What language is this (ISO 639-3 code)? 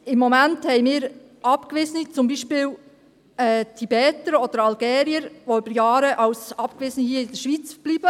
gsw